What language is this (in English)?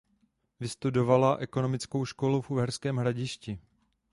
Czech